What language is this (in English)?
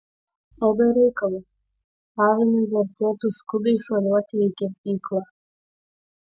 Lithuanian